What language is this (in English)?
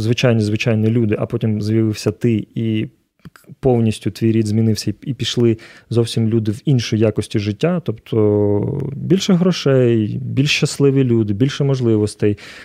Ukrainian